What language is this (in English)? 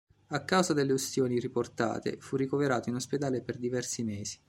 Italian